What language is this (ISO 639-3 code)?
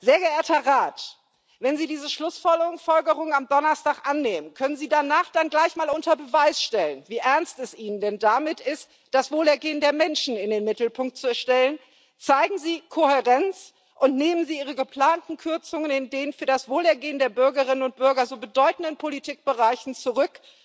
deu